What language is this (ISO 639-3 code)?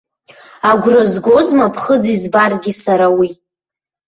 abk